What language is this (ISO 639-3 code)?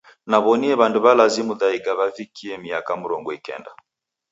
dav